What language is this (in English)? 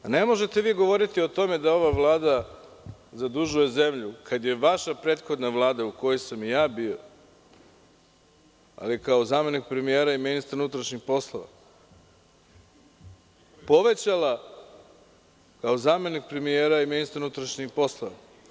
Serbian